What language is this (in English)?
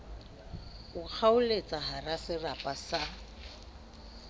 Southern Sotho